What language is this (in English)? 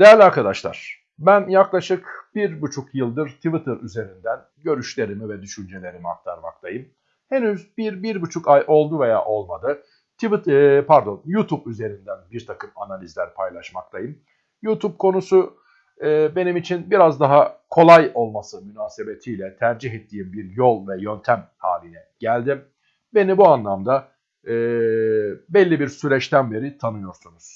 Turkish